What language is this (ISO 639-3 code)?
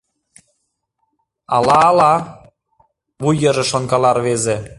chm